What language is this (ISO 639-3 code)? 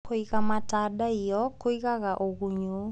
kik